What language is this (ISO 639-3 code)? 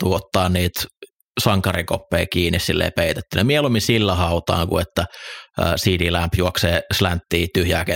fin